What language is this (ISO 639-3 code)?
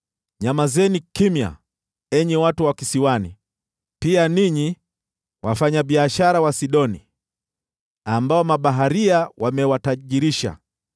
swa